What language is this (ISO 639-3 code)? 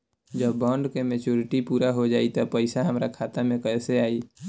bho